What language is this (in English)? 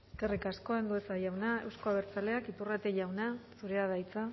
Basque